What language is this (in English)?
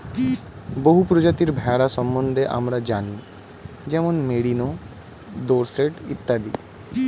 Bangla